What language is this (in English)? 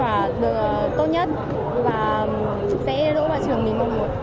Vietnamese